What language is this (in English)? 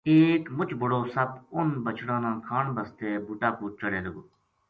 Gujari